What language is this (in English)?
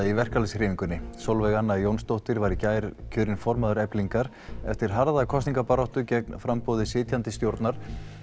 Icelandic